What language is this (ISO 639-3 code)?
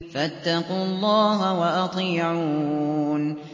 ara